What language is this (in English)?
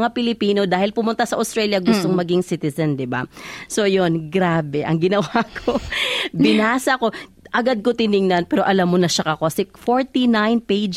Filipino